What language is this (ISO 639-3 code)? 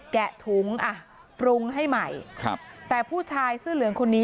tha